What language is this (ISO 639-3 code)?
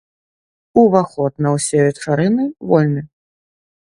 bel